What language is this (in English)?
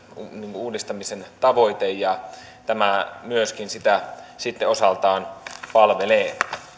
Finnish